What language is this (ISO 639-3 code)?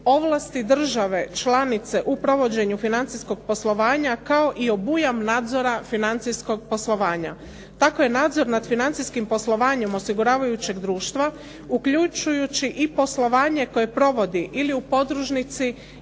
hrv